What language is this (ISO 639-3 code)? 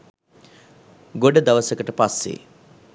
sin